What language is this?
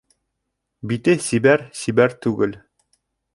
Bashkir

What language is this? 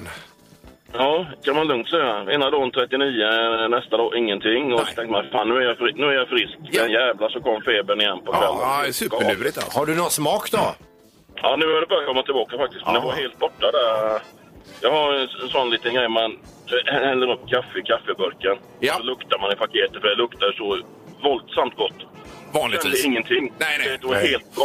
Swedish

